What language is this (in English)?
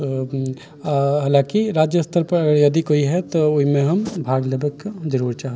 Maithili